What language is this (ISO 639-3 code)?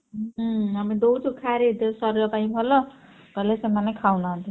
ori